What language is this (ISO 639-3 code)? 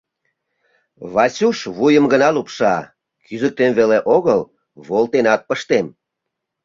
chm